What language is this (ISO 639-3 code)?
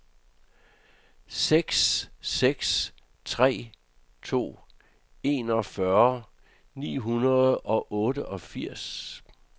dan